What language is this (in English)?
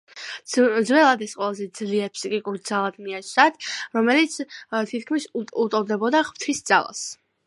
Georgian